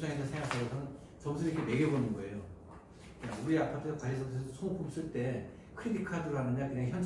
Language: Korean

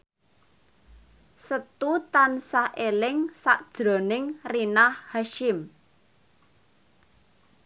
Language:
Javanese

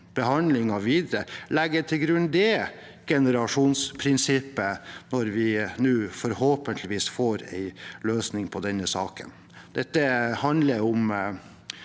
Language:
Norwegian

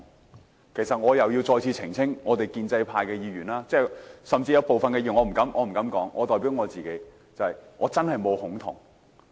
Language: Cantonese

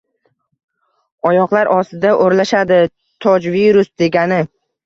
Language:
Uzbek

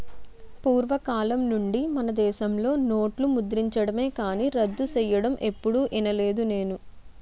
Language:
Telugu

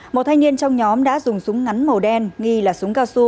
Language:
Vietnamese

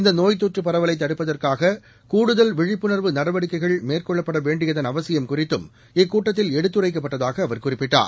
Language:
Tamil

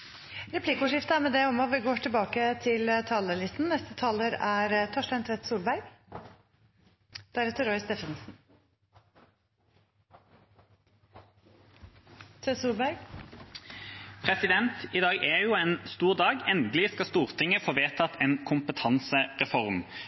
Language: Norwegian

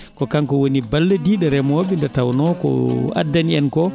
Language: Fula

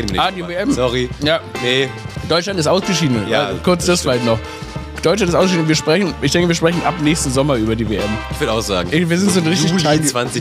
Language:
German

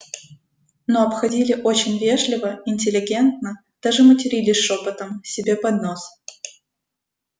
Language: Russian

